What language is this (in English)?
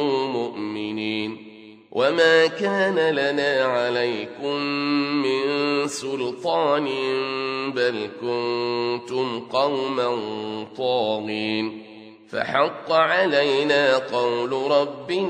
Arabic